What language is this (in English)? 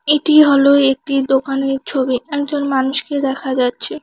Bangla